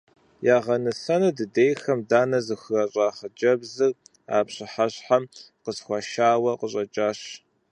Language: Kabardian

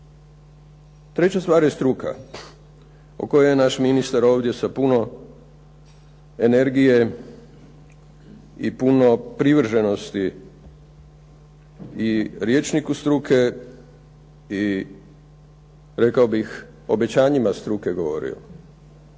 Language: Croatian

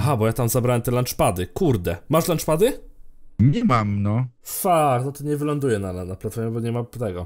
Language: Polish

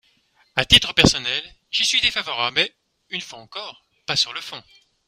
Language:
French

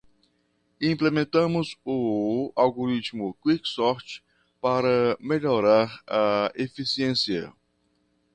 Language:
Portuguese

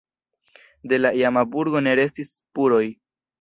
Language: Esperanto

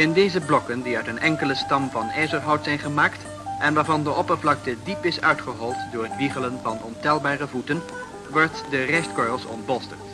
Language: Dutch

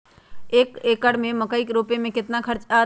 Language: Magahi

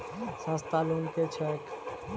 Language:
Maithili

